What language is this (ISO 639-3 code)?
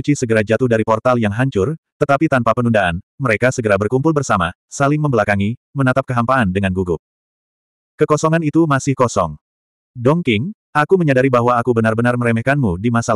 ind